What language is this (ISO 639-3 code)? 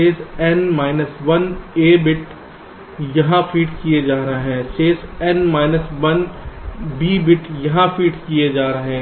hin